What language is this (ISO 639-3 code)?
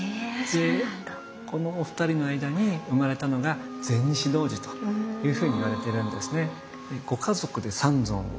jpn